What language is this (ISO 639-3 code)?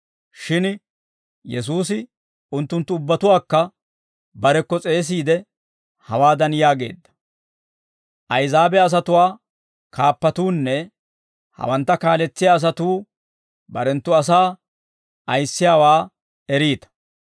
dwr